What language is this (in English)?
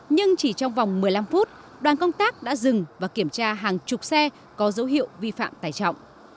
Vietnamese